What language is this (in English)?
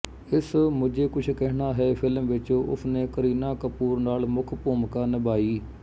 Punjabi